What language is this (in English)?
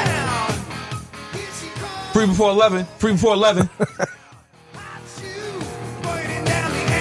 English